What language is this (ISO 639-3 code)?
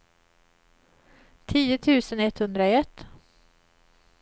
swe